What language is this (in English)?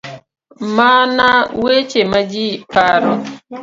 Luo (Kenya and Tanzania)